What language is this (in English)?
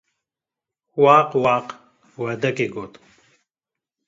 Kurdish